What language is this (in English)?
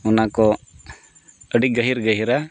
Santali